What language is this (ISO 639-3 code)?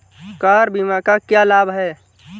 hin